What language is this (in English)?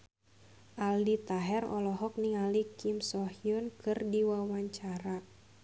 Sundanese